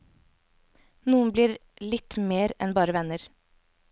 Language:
Norwegian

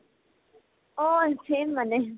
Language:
Assamese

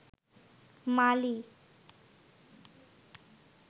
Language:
Bangla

